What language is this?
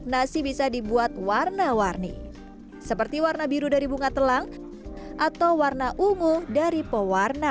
Indonesian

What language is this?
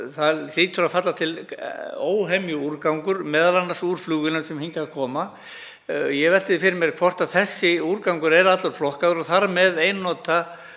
Icelandic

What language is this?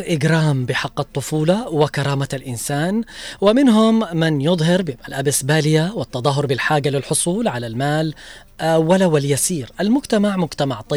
Arabic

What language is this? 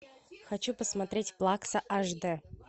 Russian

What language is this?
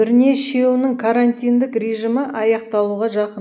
Kazakh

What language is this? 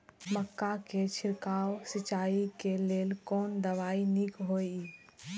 Maithili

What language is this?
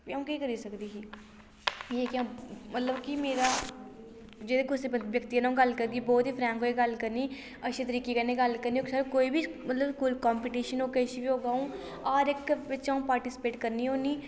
Dogri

